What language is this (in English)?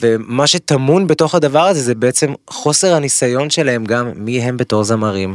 Hebrew